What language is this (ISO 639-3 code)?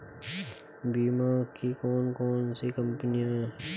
hin